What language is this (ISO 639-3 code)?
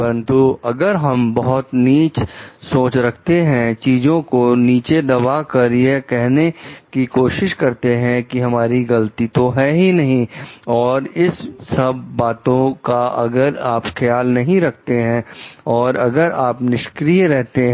hin